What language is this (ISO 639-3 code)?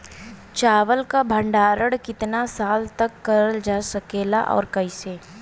bho